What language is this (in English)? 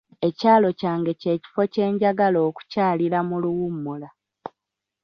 Ganda